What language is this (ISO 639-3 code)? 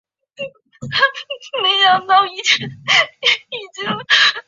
zho